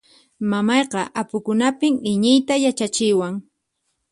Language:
Puno Quechua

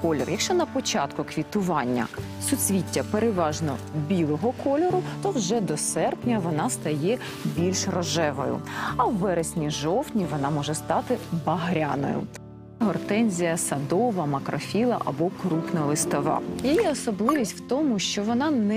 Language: Ukrainian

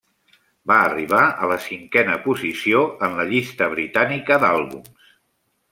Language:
Catalan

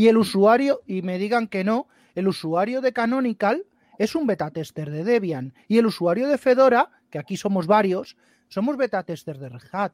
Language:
Spanish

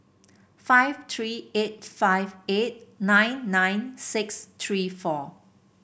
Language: English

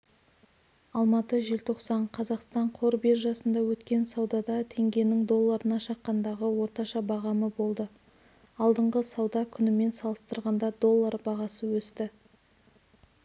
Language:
Kazakh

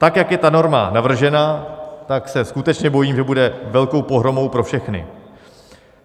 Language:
Czech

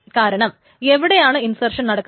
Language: Malayalam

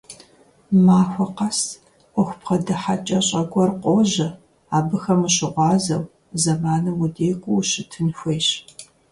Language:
Kabardian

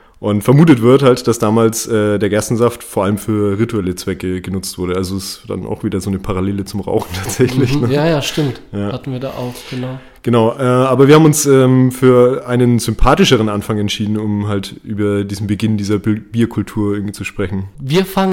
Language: German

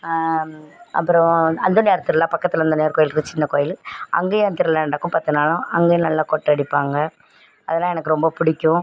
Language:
Tamil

